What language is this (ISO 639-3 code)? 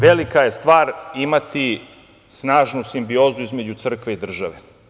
srp